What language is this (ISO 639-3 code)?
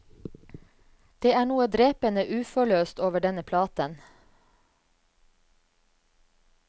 nor